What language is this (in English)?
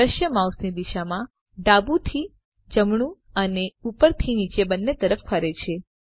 Gujarati